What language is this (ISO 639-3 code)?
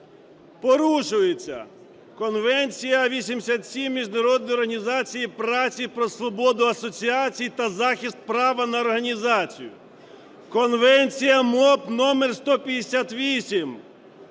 ukr